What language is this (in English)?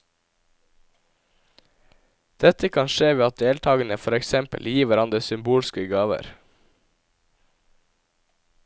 Norwegian